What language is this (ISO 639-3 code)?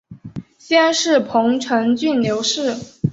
zho